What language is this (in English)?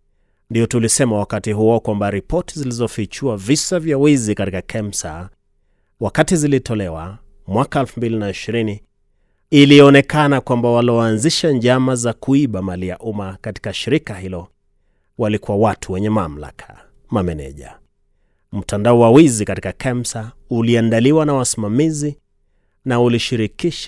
Swahili